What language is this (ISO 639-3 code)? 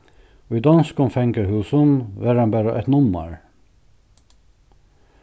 fao